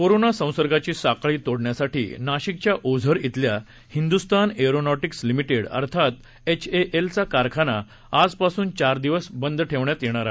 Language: Marathi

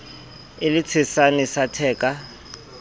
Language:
Southern Sotho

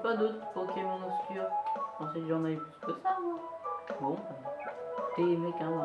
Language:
French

